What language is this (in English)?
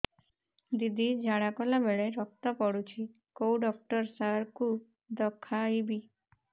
Odia